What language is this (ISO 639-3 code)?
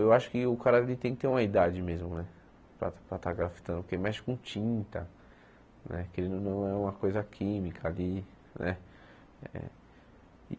por